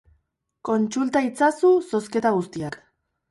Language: Basque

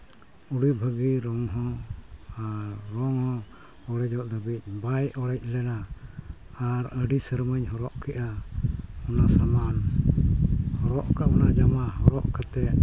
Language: Santali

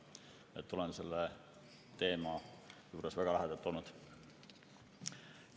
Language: Estonian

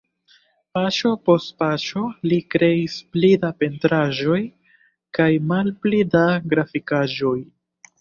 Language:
Esperanto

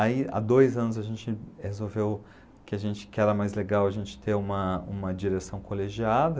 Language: Portuguese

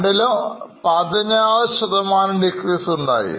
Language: Malayalam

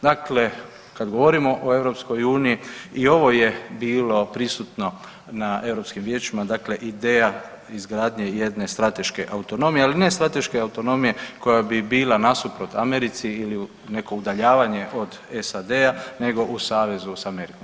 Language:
Croatian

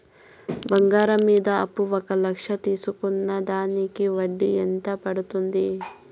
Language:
Telugu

